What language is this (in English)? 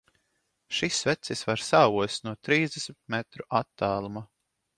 Latvian